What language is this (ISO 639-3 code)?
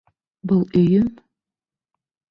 bak